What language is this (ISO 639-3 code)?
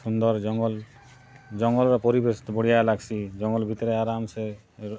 ori